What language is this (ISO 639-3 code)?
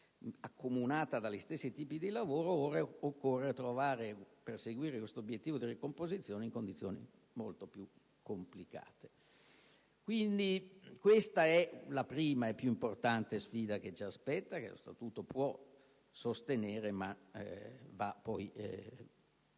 ita